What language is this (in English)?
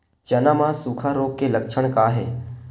Chhattisgarhi